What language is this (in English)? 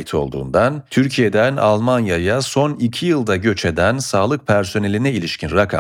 Turkish